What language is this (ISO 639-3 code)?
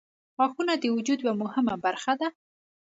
pus